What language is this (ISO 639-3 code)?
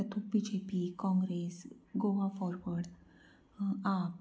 kok